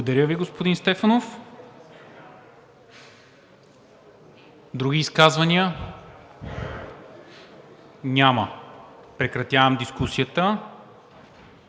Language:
Bulgarian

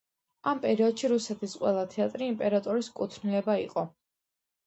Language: Georgian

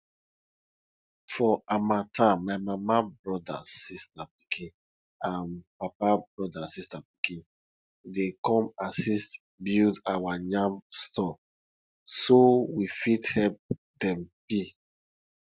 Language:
Nigerian Pidgin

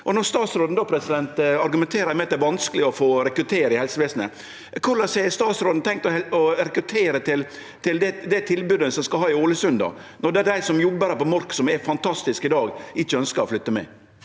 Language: Norwegian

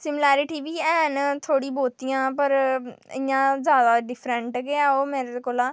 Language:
Dogri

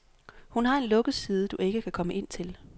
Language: Danish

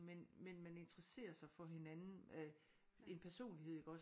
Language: Danish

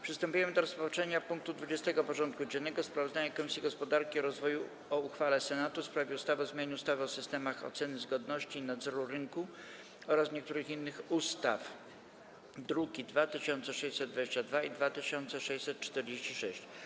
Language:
Polish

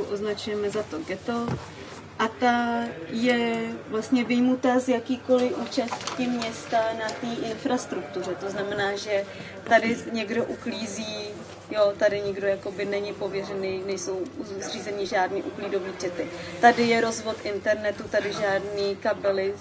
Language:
Czech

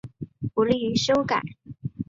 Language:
Chinese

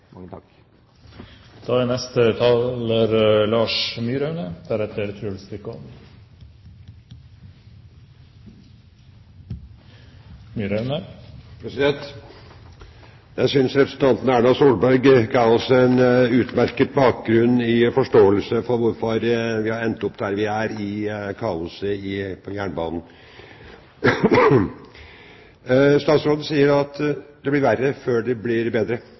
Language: Norwegian Bokmål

